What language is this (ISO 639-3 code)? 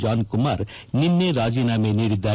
kan